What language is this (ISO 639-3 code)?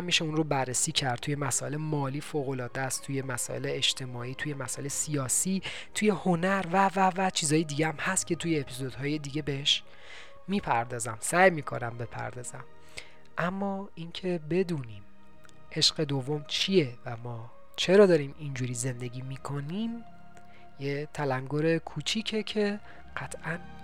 fas